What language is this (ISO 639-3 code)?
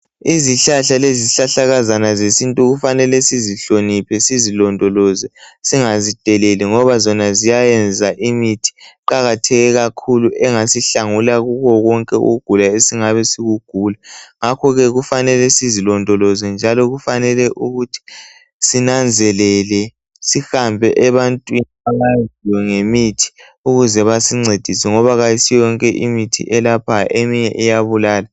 nde